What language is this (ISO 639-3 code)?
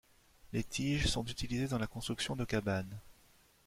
fra